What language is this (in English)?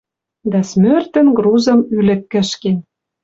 Western Mari